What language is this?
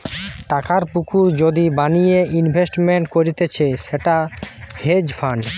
Bangla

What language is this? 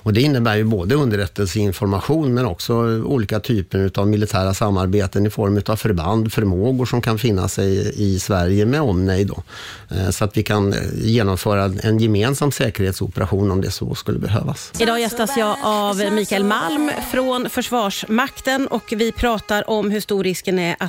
Swedish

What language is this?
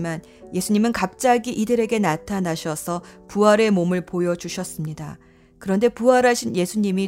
Korean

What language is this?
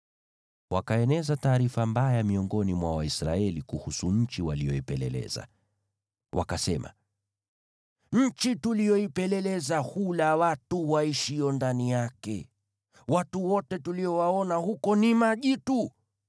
Swahili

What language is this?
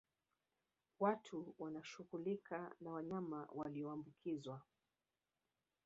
Swahili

